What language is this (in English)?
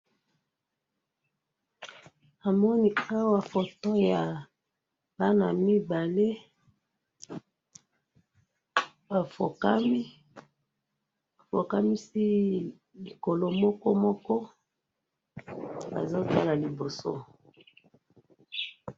Lingala